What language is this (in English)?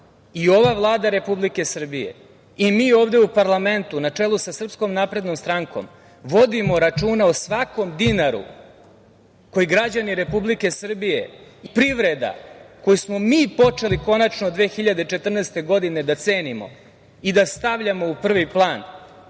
Serbian